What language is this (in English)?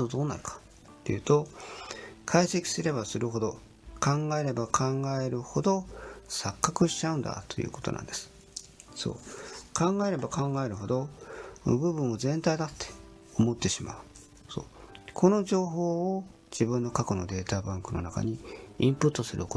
Japanese